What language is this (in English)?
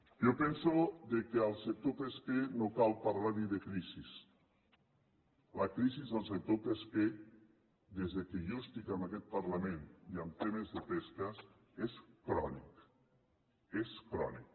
Catalan